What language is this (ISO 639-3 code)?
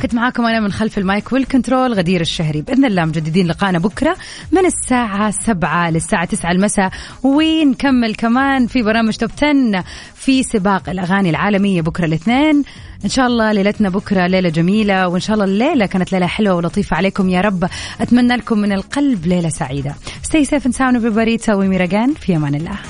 ara